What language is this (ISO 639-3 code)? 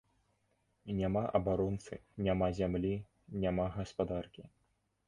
bel